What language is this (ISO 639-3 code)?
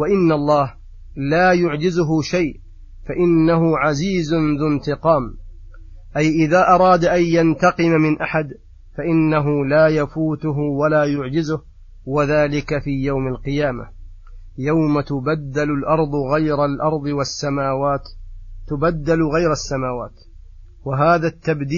ara